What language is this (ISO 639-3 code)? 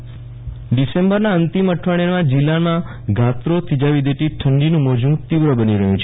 guj